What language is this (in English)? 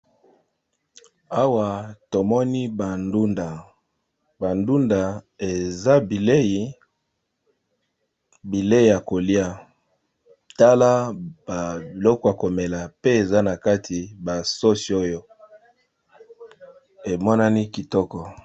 Lingala